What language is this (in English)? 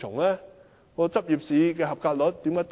Cantonese